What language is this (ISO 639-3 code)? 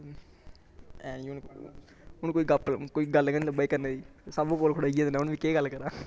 doi